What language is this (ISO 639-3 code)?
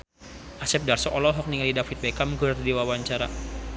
sun